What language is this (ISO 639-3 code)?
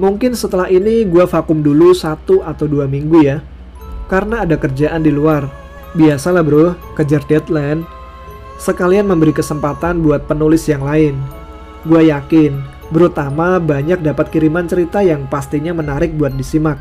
ind